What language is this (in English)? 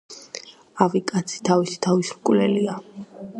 Georgian